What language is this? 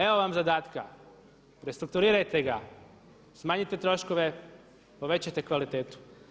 Croatian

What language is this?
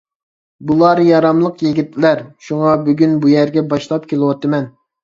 Uyghur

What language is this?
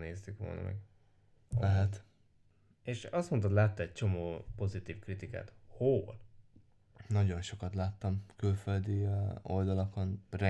Hungarian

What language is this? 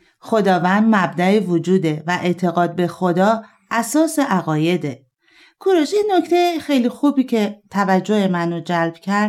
Persian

